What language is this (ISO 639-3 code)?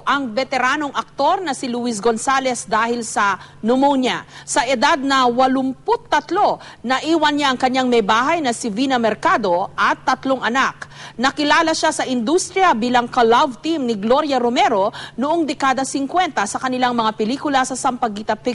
fil